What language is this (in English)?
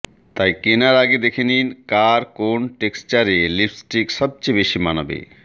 Bangla